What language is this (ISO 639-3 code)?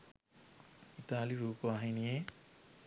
sin